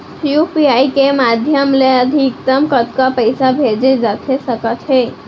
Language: Chhattisgarhi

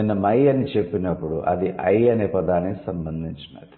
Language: Telugu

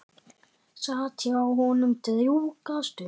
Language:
Icelandic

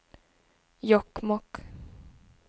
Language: Swedish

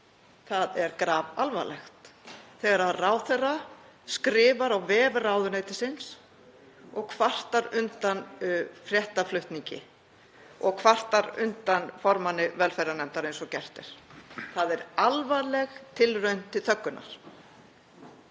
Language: Icelandic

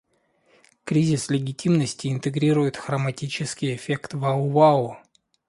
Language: Russian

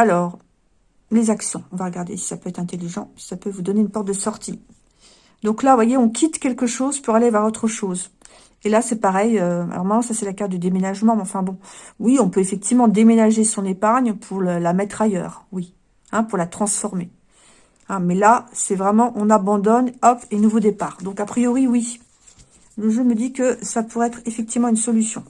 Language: French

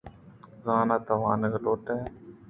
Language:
Eastern Balochi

